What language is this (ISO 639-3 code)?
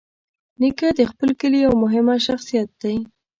pus